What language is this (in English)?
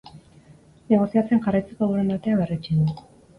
Basque